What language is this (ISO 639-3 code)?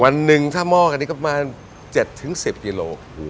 tha